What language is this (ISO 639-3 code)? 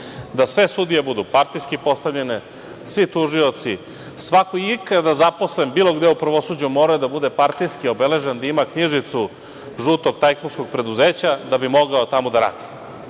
srp